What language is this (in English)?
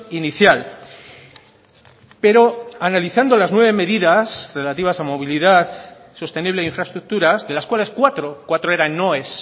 Spanish